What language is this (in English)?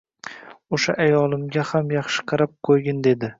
Uzbek